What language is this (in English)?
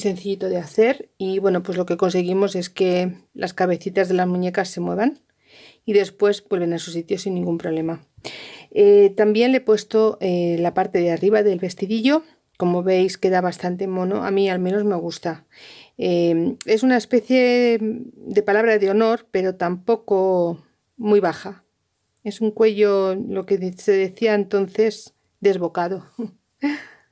Spanish